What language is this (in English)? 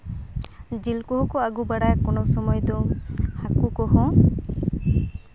Santali